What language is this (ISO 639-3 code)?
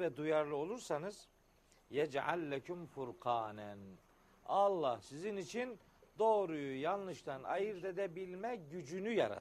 tur